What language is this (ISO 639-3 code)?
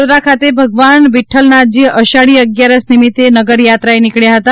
guj